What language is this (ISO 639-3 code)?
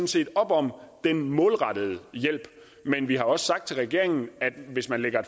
dan